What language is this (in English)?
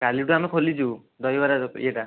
Odia